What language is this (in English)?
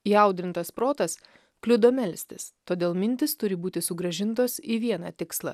Lithuanian